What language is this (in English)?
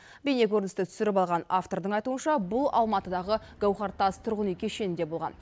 Kazakh